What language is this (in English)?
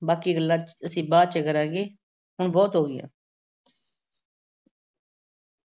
Punjabi